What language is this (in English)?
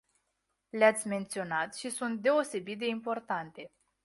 Romanian